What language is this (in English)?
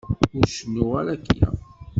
Kabyle